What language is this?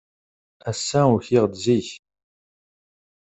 Kabyle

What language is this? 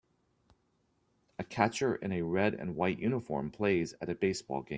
English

